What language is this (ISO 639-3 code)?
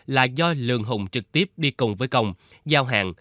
vie